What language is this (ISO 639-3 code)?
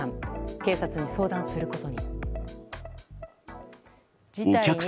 jpn